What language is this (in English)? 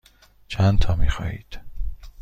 Persian